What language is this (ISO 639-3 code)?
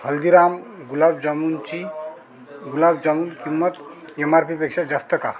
mar